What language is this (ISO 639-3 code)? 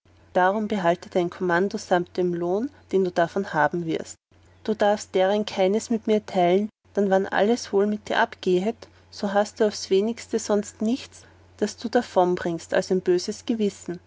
deu